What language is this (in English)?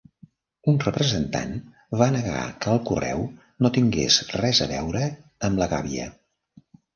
Catalan